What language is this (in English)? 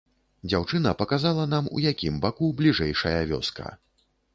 Belarusian